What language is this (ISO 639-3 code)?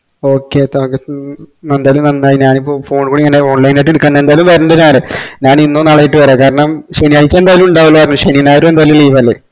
mal